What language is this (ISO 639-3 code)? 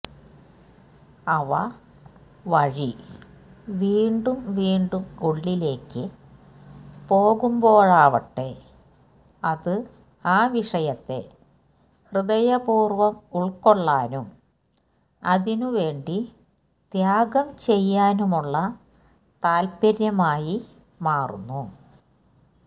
mal